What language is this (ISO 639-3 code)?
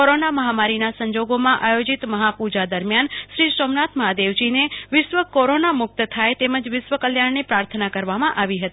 guj